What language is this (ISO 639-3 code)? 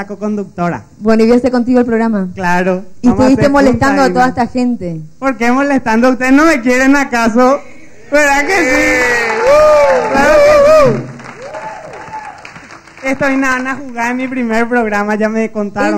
spa